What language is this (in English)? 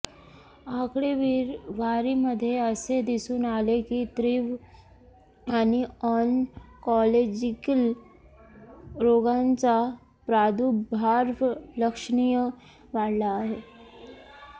Marathi